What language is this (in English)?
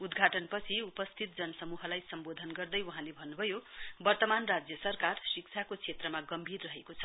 Nepali